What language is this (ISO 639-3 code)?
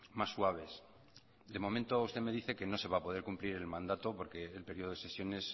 spa